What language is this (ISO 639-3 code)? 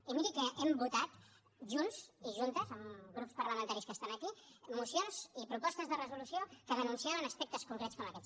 cat